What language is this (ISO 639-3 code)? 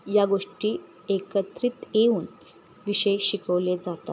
mar